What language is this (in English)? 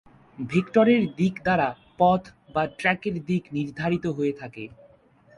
Bangla